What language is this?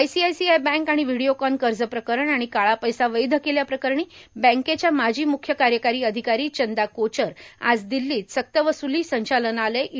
Marathi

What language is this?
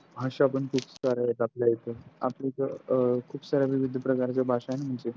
Marathi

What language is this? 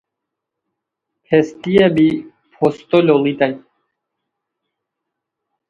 Khowar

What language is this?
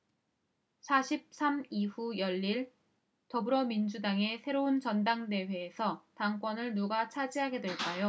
Korean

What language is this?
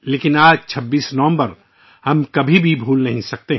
Urdu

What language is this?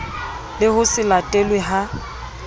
Southern Sotho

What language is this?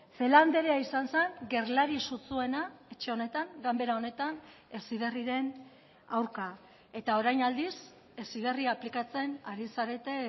Basque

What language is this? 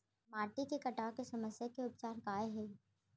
Chhattisgarhi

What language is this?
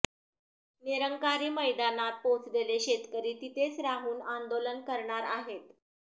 Marathi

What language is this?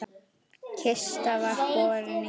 Icelandic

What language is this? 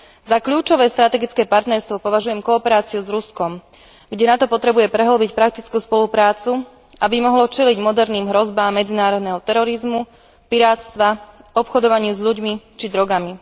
Slovak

